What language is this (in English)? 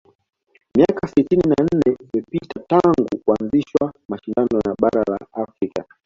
Swahili